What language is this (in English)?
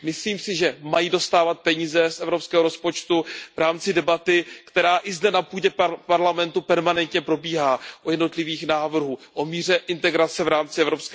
Czech